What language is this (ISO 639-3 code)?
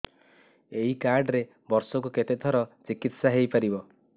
ori